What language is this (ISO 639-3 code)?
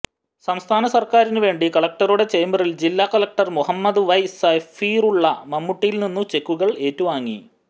mal